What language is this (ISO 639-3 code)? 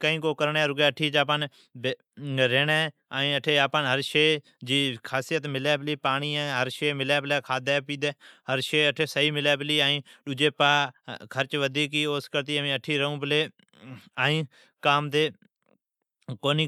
odk